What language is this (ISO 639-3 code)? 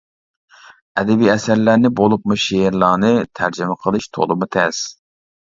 uig